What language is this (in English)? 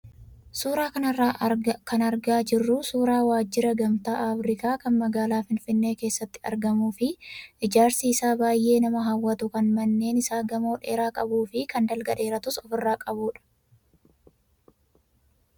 Oromo